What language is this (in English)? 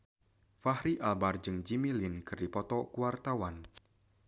Sundanese